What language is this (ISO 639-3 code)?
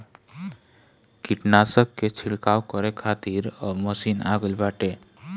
bho